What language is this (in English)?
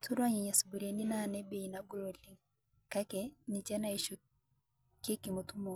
Masai